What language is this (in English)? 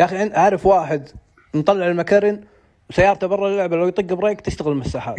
Arabic